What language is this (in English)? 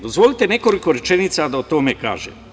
Serbian